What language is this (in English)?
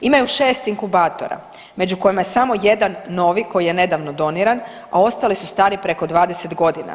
Croatian